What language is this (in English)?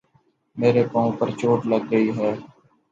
Urdu